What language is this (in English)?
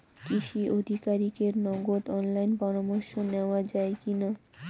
Bangla